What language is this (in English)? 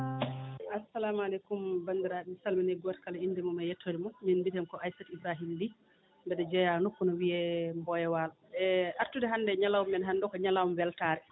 Fula